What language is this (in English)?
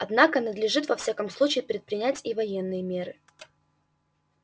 Russian